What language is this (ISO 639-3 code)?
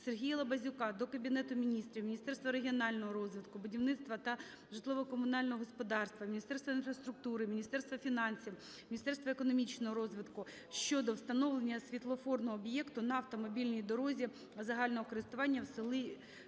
ukr